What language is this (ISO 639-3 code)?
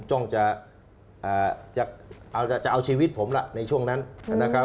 tha